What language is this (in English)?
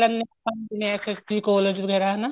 Punjabi